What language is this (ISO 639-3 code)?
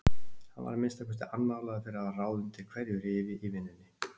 isl